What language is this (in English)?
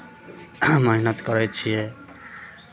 Maithili